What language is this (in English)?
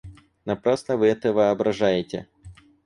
Russian